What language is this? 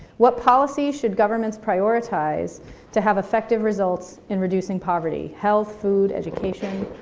English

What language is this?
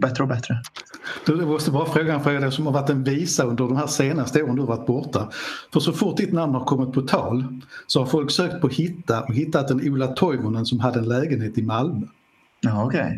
Swedish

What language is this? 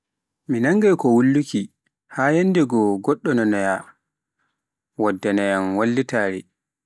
Pular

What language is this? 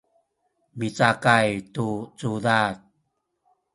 Sakizaya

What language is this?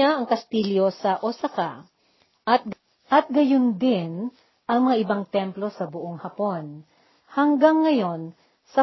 Filipino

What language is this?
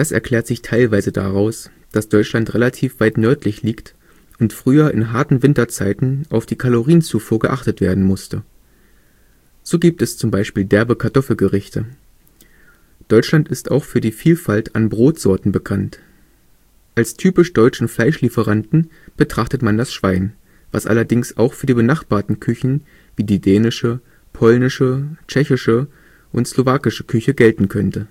German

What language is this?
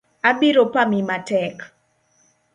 Luo (Kenya and Tanzania)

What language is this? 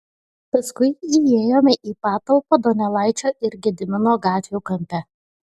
Lithuanian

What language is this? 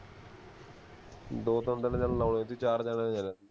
Punjabi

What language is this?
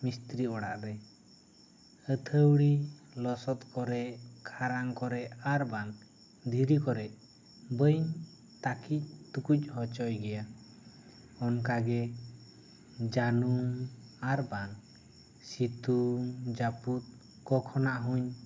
Santali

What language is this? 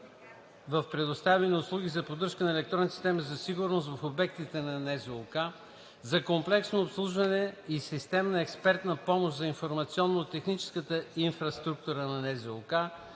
Bulgarian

